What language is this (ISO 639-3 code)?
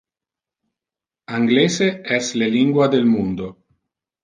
ina